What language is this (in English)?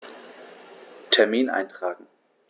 German